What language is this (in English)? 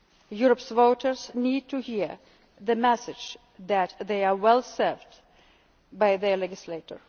English